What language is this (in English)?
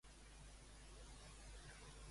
Catalan